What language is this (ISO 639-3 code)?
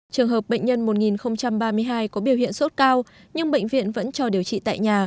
vie